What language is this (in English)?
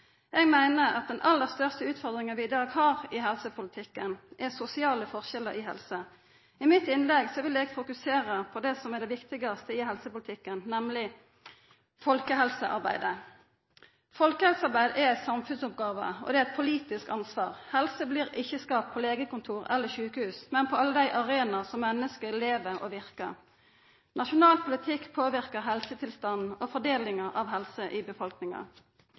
Norwegian Nynorsk